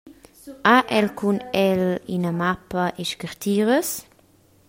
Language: Romansh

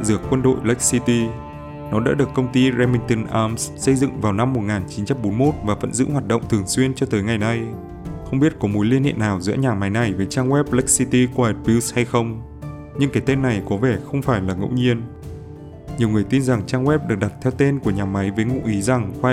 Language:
Vietnamese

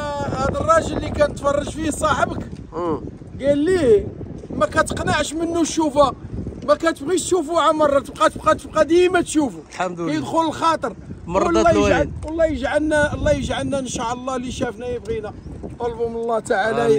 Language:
Arabic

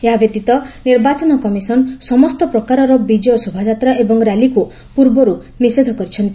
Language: Odia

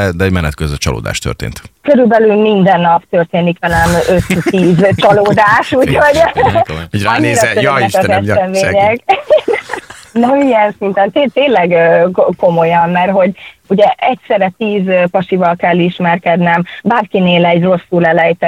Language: Hungarian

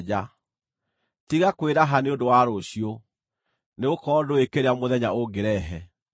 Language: Kikuyu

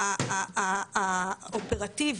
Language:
Hebrew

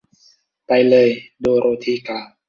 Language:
Thai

